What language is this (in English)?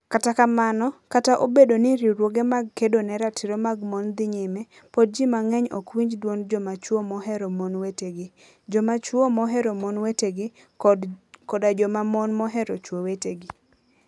Luo (Kenya and Tanzania)